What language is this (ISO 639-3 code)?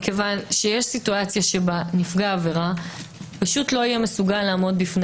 heb